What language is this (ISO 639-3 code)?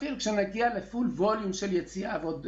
heb